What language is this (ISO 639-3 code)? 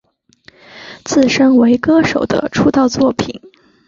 zho